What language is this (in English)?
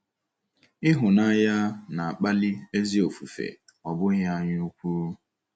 Igbo